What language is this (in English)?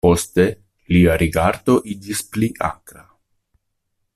Esperanto